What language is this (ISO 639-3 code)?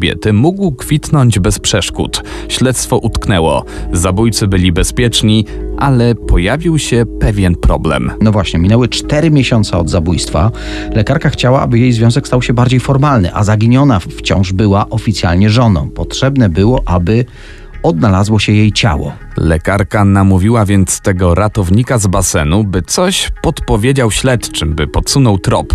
pol